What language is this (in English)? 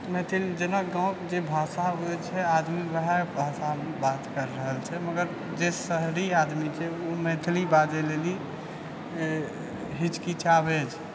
Maithili